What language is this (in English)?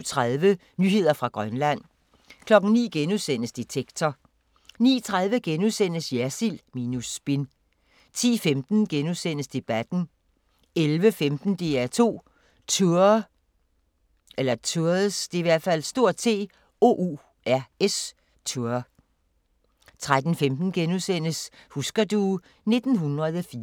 Danish